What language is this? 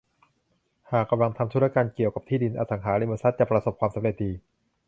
Thai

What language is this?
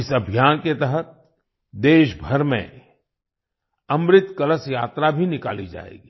Hindi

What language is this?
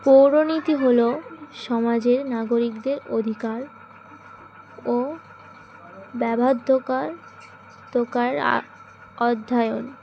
Bangla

